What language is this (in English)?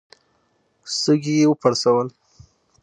Pashto